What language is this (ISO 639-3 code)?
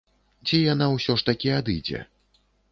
bel